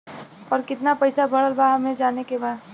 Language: Bhojpuri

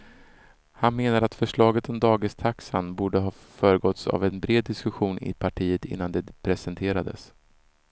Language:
Swedish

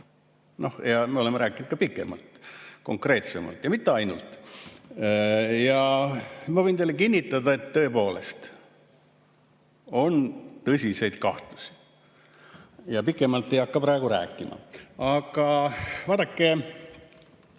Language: Estonian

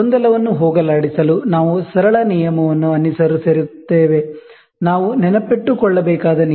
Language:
Kannada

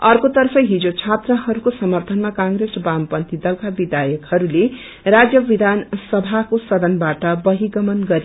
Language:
Nepali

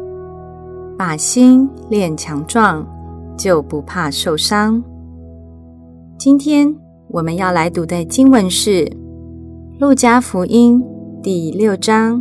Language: Chinese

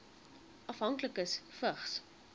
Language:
Afrikaans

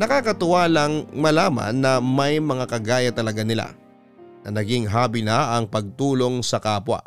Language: Filipino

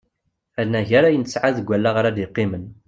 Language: Kabyle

